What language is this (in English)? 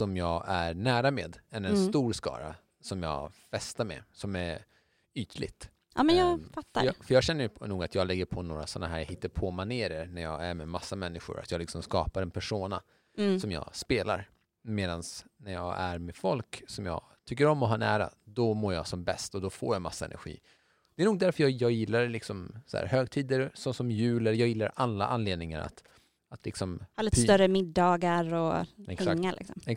Swedish